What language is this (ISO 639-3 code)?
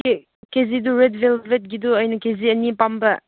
mni